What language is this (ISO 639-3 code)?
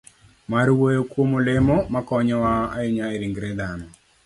luo